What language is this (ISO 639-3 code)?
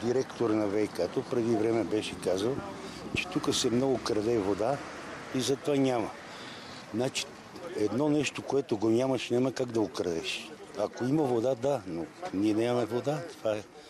bul